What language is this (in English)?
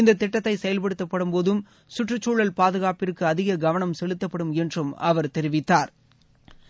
Tamil